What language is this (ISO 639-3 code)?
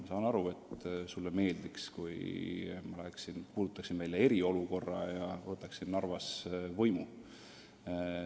est